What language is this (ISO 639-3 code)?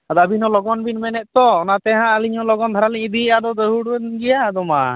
sat